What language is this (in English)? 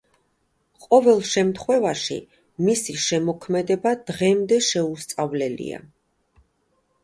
Georgian